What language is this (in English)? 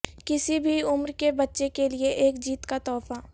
Urdu